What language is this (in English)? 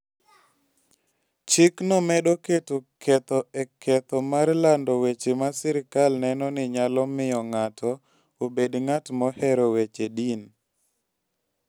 Luo (Kenya and Tanzania)